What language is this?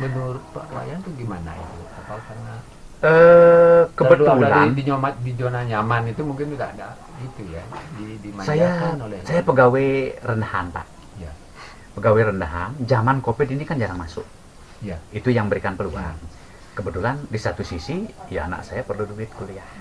Indonesian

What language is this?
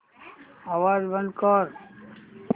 Marathi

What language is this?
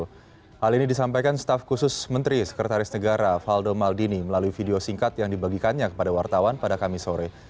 Indonesian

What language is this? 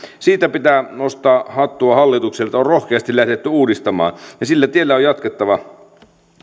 Finnish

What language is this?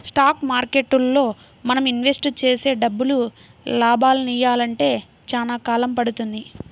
Telugu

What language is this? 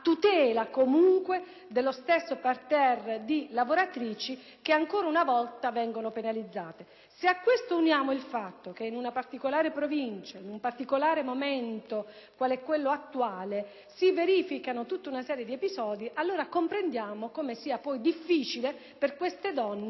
Italian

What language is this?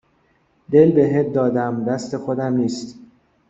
Persian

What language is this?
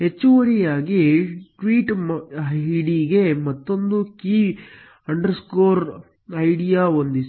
Kannada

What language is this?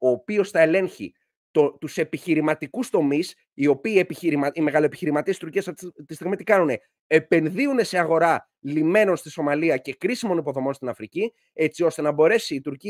Greek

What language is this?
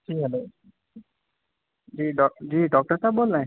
Urdu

